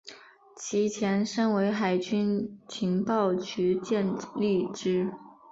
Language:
Chinese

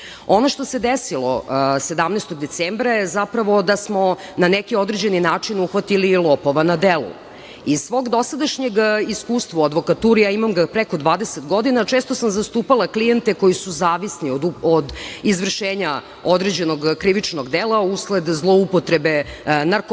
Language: Serbian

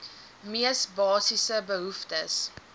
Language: Afrikaans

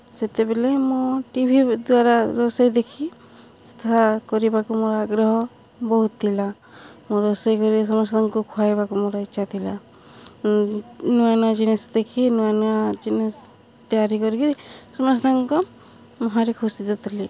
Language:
Odia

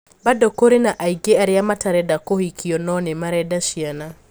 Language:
Kikuyu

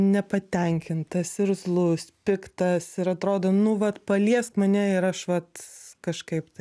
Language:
Lithuanian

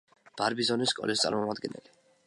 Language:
Georgian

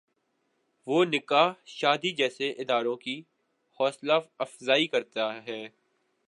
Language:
Urdu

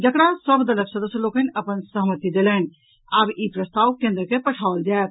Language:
Maithili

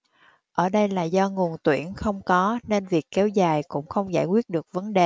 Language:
Vietnamese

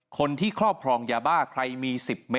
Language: Thai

